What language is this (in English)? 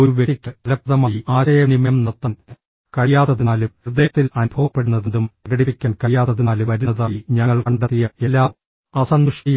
Malayalam